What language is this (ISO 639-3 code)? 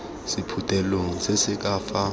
tsn